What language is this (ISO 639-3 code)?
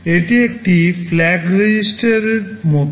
ben